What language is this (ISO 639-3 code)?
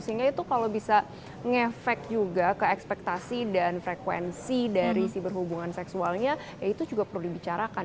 ind